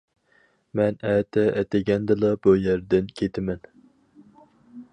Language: Uyghur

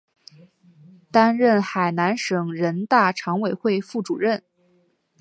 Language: Chinese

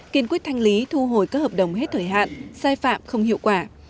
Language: Vietnamese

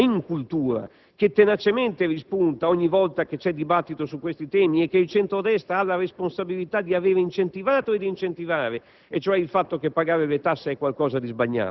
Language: Italian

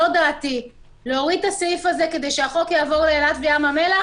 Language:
Hebrew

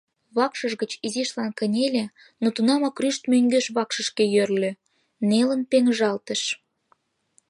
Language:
Mari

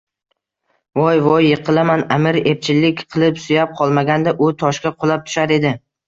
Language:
Uzbek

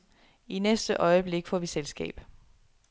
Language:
Danish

